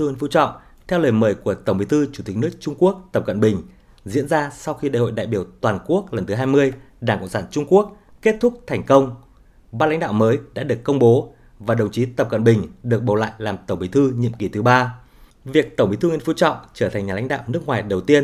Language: Vietnamese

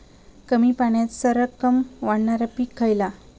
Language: Marathi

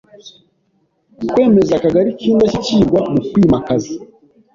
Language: Kinyarwanda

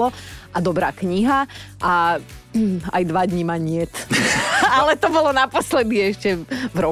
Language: Slovak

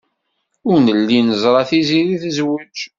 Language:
Kabyle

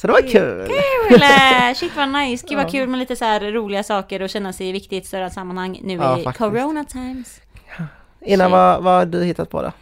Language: Swedish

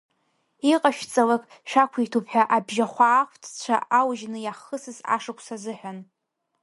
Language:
Abkhazian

